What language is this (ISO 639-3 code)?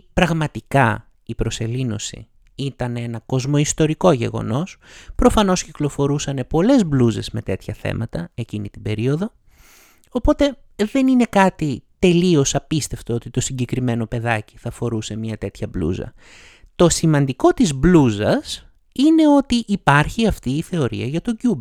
ell